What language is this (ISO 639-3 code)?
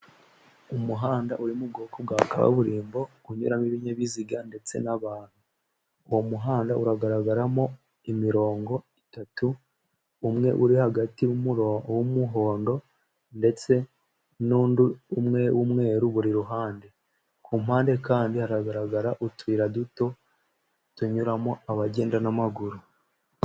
kin